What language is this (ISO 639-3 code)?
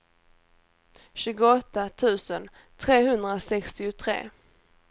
swe